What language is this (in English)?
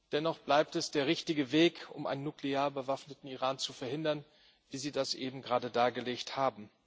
German